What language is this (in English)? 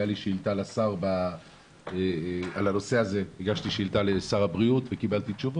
Hebrew